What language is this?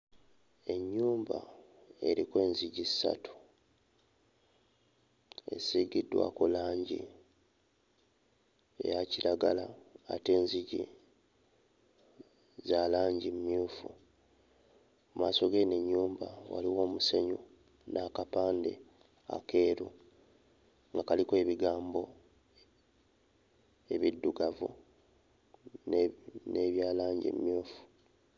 Ganda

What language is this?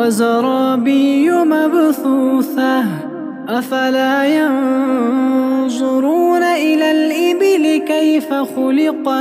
Arabic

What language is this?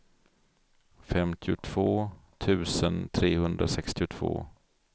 Swedish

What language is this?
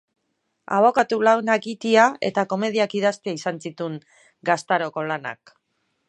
Basque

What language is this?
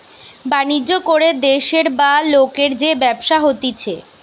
Bangla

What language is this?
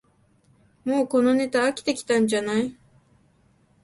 Japanese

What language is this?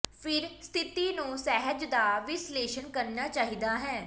Punjabi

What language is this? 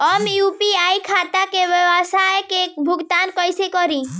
Bhojpuri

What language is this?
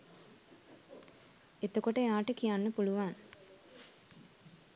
Sinhala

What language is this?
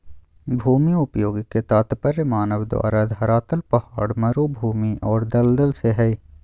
Magahi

